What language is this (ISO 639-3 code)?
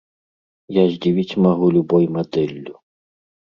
bel